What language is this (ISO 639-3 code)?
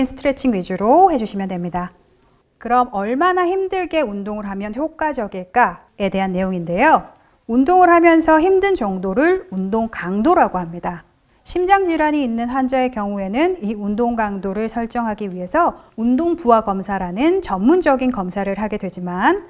kor